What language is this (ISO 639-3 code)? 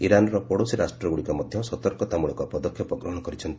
ori